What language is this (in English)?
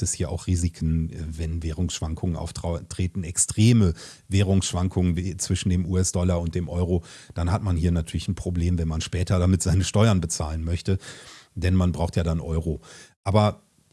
German